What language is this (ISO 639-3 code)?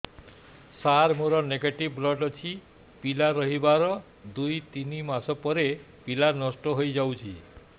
ori